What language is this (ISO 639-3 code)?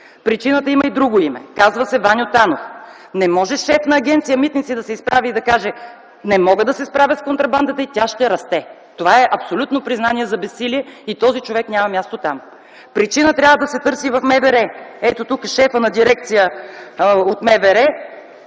bul